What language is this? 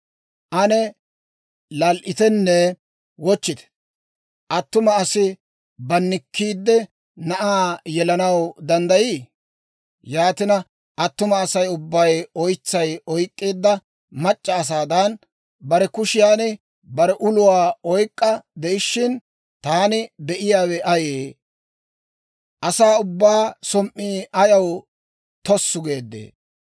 Dawro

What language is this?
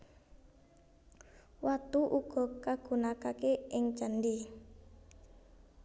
Javanese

